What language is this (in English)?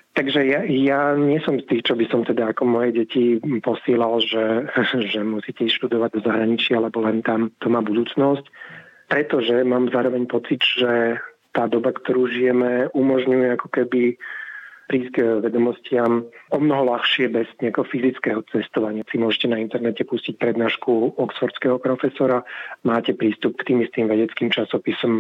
Slovak